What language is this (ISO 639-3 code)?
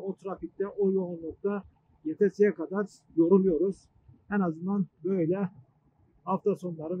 tur